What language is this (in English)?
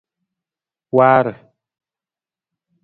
Nawdm